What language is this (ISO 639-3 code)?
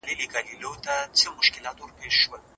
pus